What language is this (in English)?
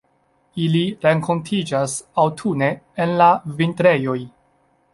Esperanto